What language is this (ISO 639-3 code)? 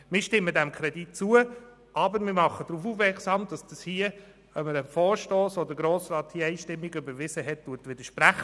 gsw